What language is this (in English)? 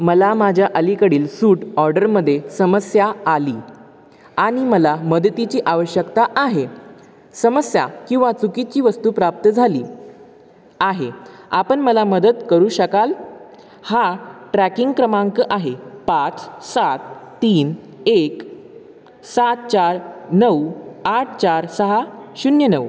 Marathi